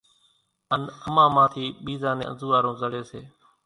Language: Kachi Koli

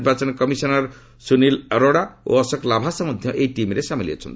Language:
Odia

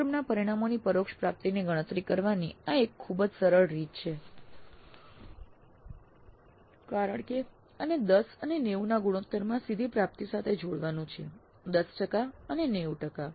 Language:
Gujarati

